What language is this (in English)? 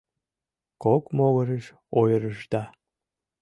Mari